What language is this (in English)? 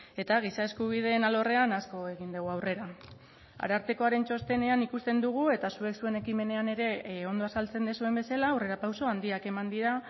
Basque